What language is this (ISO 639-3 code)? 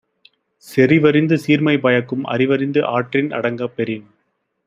tam